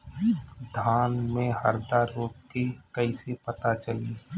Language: Bhojpuri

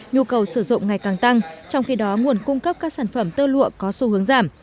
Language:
Vietnamese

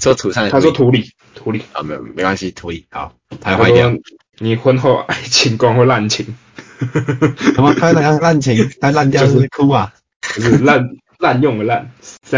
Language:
Chinese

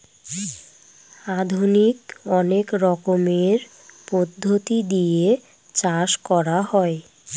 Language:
Bangla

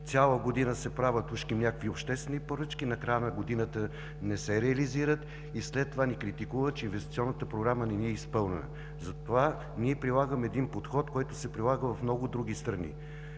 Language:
Bulgarian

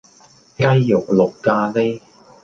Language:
Cantonese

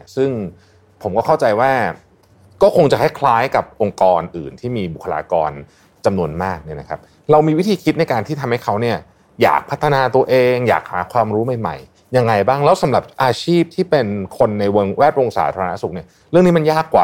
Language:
Thai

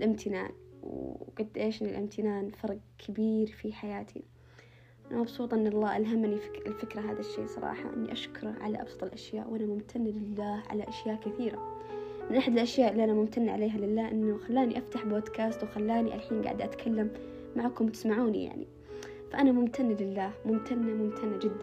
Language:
Arabic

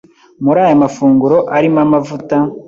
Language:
Kinyarwanda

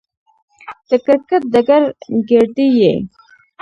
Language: Pashto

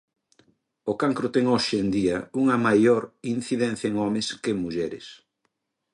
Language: Galician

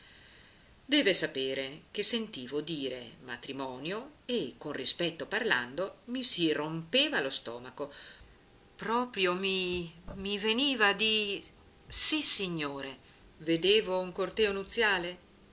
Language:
Italian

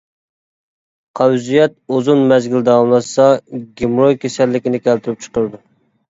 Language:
Uyghur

